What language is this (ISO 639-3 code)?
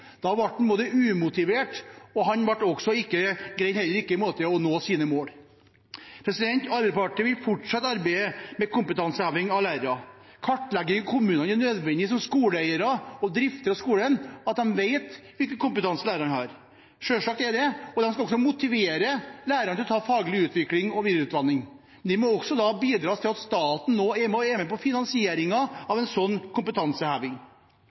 nob